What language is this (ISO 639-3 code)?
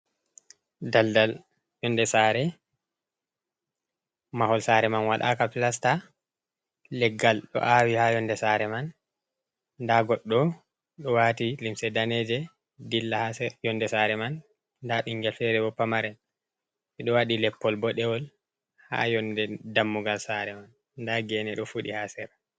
ful